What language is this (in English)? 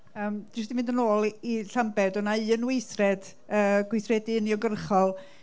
Welsh